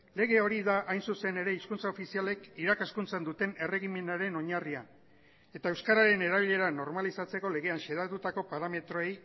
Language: Basque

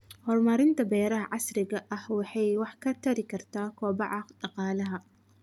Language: Somali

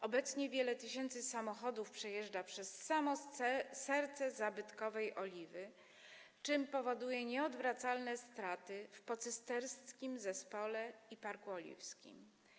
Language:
Polish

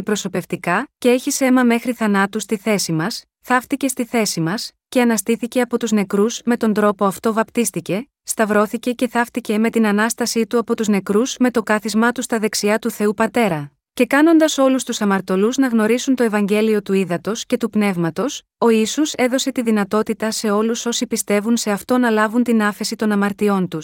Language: Greek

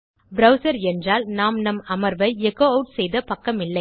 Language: Tamil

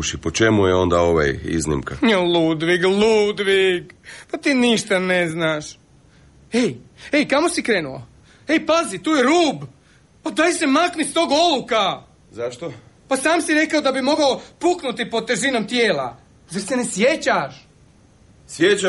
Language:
Croatian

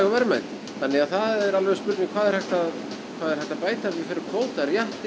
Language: Icelandic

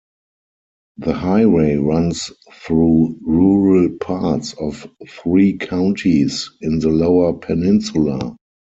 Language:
English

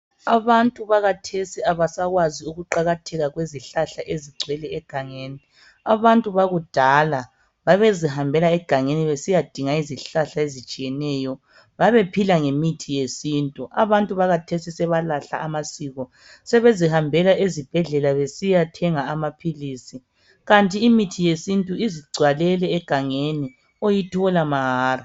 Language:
North Ndebele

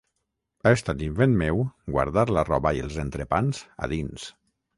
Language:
Catalan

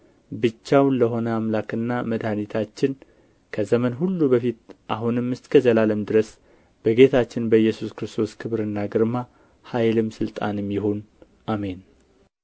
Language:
Amharic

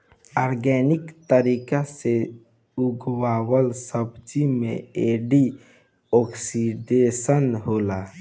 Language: Bhojpuri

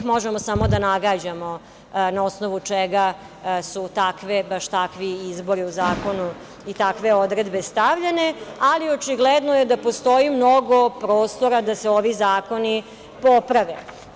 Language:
Serbian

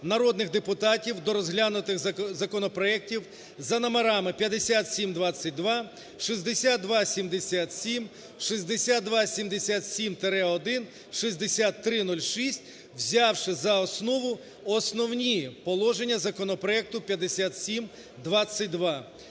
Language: Ukrainian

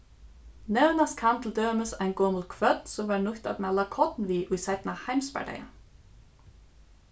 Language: Faroese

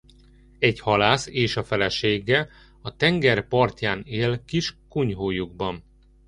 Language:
Hungarian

